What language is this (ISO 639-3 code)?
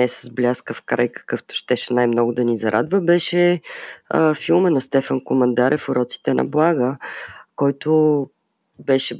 bul